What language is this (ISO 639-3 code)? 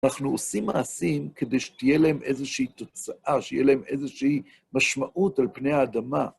heb